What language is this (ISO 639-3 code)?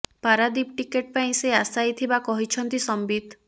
ori